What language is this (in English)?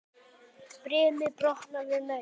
Icelandic